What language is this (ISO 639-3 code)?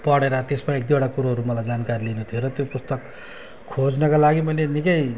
nep